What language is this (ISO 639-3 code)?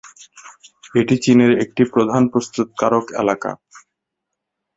ben